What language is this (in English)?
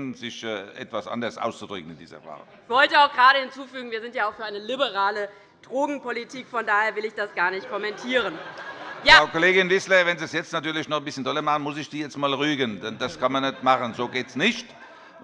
German